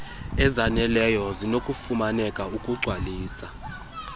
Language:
Xhosa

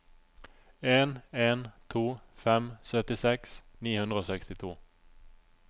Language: Norwegian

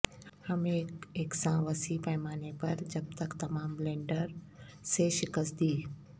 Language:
Urdu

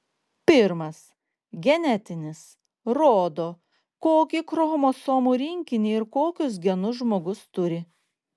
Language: Lithuanian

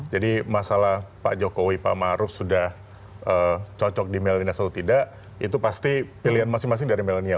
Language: Indonesian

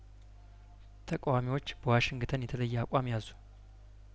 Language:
Amharic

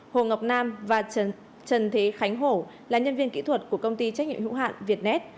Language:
Vietnamese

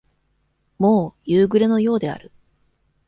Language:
Japanese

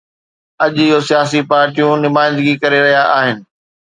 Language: Sindhi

